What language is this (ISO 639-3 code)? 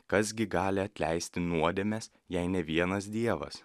lit